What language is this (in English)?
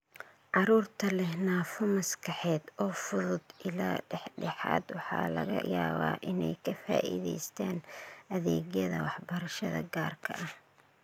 Somali